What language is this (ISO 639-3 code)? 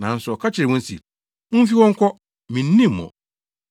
aka